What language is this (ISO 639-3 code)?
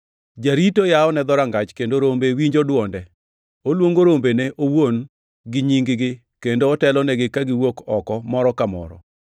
luo